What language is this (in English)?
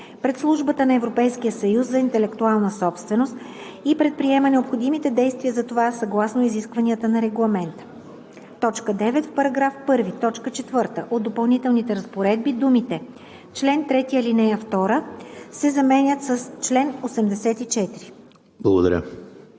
Bulgarian